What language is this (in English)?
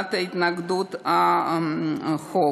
Hebrew